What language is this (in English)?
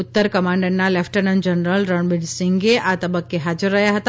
Gujarati